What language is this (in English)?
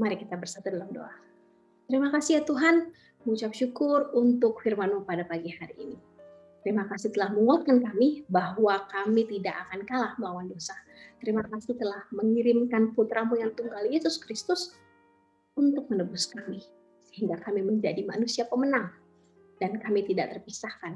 Indonesian